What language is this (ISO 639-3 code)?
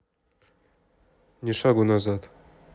rus